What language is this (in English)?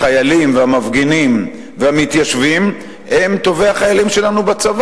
Hebrew